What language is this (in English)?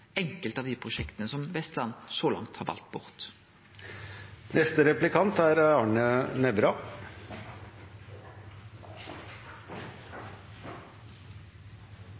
Norwegian Nynorsk